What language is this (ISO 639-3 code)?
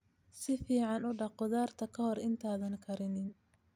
som